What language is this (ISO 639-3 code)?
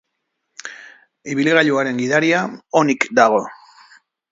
eus